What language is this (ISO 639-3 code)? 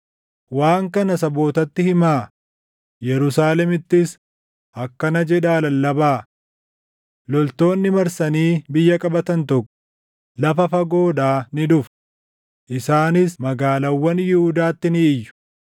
orm